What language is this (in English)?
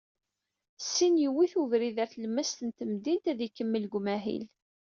Kabyle